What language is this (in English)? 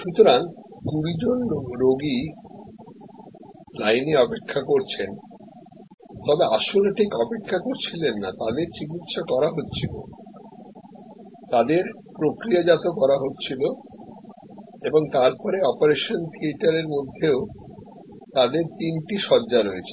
Bangla